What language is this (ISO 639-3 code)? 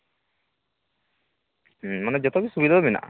sat